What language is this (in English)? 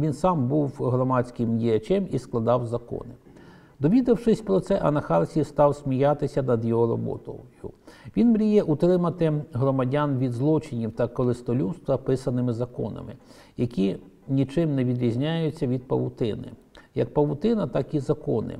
Ukrainian